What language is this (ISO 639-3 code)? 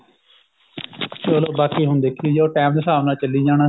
pan